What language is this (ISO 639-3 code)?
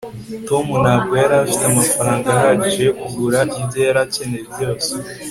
kin